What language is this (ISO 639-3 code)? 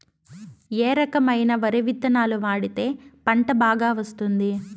tel